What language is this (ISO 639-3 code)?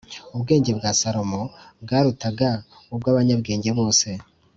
kin